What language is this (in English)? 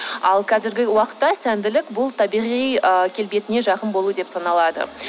Kazakh